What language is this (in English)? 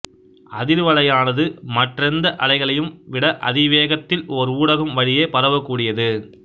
Tamil